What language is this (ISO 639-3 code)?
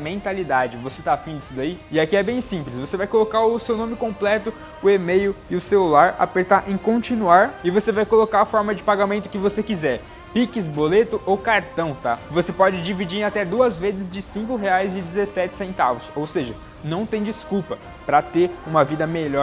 por